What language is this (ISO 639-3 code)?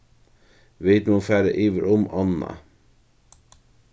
fao